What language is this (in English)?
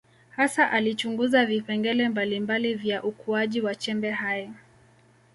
Swahili